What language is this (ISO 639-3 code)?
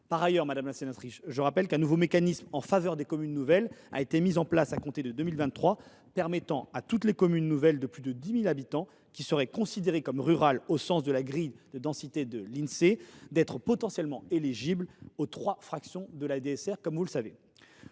fra